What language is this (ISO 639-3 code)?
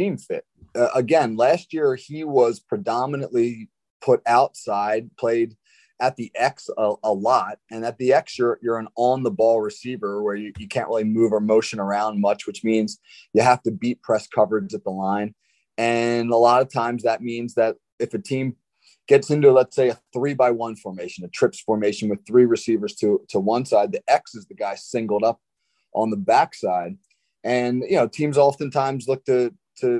eng